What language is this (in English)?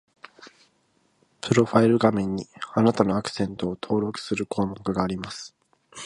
Japanese